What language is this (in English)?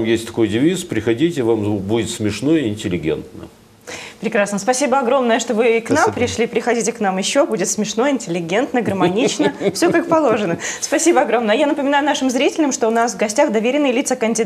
Russian